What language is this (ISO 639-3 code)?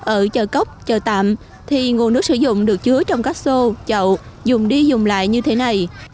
vie